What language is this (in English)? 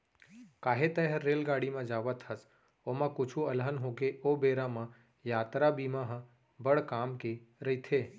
Chhattisgarhi